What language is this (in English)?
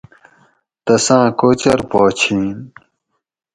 Gawri